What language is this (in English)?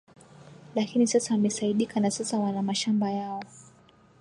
Swahili